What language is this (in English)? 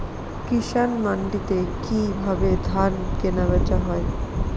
Bangla